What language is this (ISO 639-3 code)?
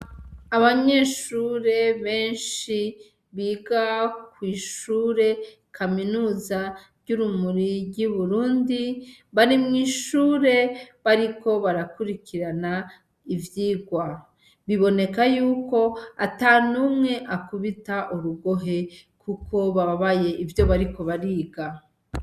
run